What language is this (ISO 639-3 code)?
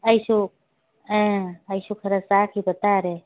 mni